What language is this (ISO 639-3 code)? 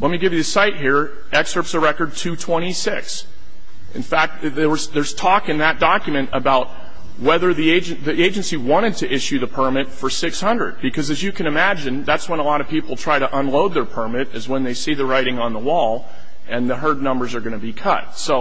eng